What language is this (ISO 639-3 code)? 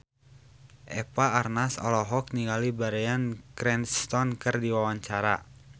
sun